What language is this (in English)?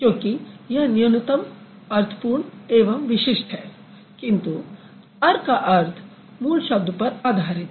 Hindi